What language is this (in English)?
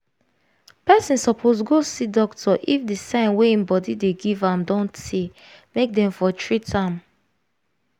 Nigerian Pidgin